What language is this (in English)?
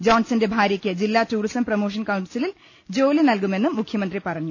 Malayalam